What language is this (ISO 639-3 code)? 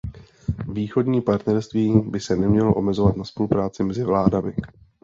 ces